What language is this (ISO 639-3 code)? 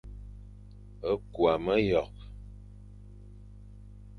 fan